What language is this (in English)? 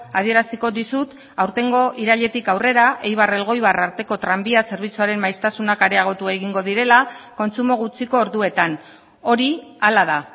Basque